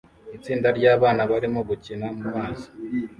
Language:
Kinyarwanda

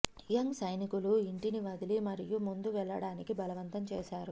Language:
Telugu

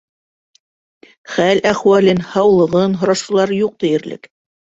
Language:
Bashkir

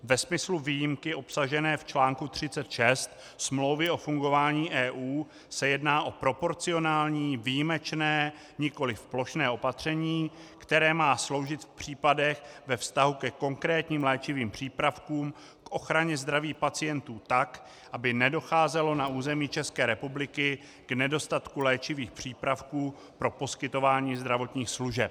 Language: Czech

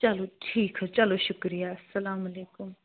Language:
Kashmiri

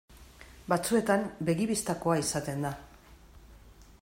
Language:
Basque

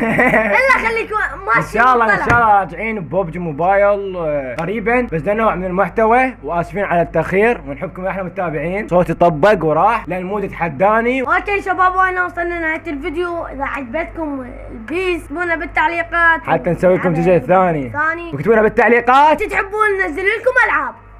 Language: Arabic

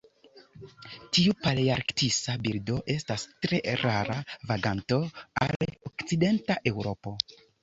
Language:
Esperanto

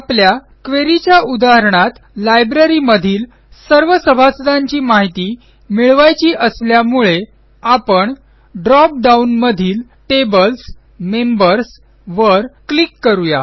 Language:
Marathi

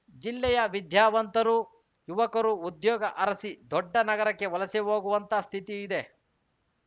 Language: Kannada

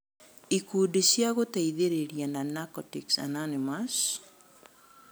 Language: Kikuyu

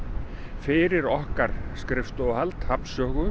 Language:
Icelandic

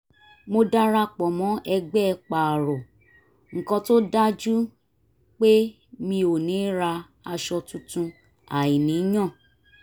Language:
Yoruba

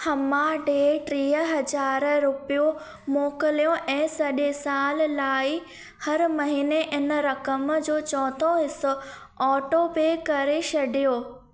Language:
Sindhi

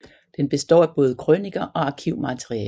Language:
Danish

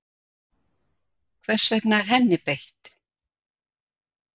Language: Icelandic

